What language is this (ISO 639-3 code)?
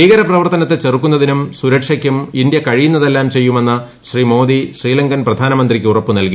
mal